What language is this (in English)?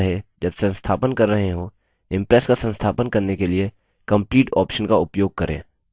Hindi